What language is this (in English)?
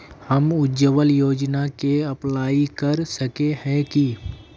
Magahi